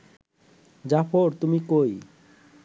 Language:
Bangla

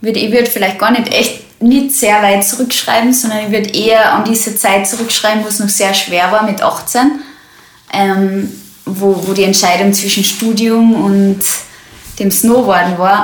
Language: German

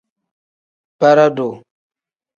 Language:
Tem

